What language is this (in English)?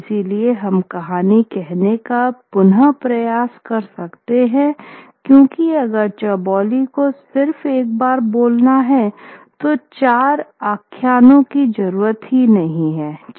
Hindi